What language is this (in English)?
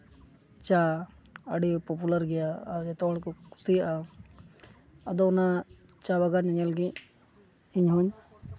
Santali